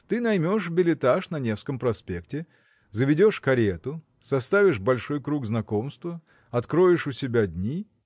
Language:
Russian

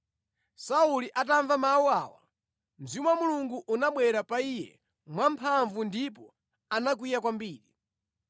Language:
Nyanja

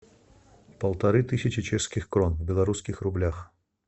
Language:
Russian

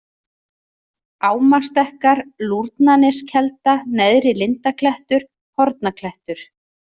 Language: Icelandic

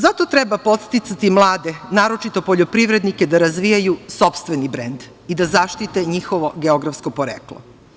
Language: Serbian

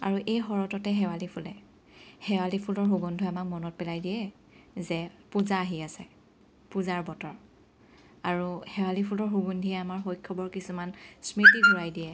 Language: Assamese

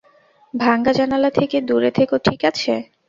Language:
Bangla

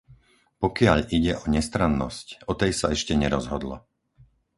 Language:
Slovak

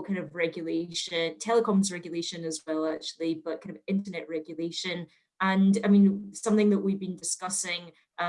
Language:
English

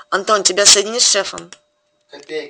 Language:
Russian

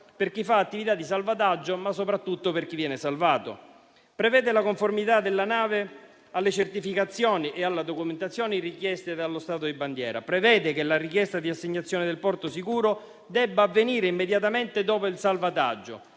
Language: Italian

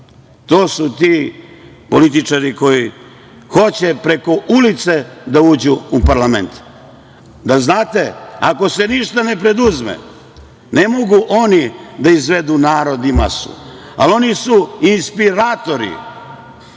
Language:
Serbian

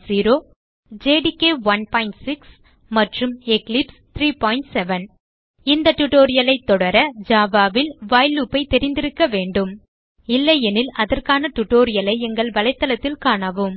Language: Tamil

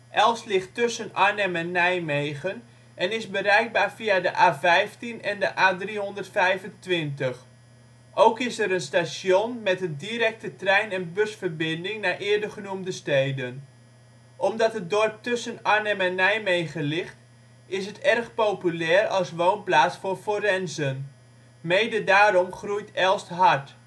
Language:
Dutch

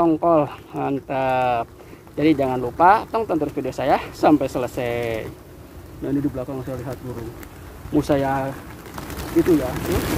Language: Indonesian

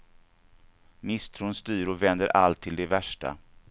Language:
Swedish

